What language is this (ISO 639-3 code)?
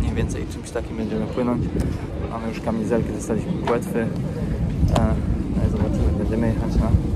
pol